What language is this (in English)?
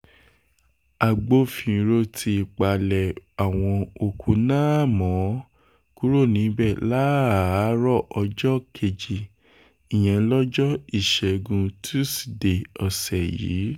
Yoruba